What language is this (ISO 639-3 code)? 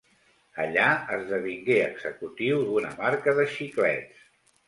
cat